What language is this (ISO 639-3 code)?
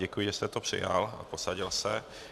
ces